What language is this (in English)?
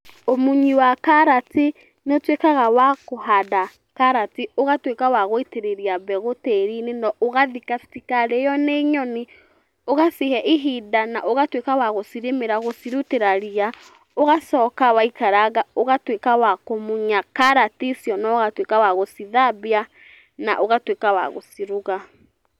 Kikuyu